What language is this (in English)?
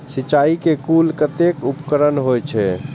Maithili